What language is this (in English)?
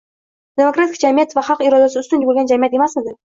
Uzbek